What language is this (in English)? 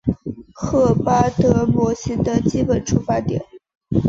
Chinese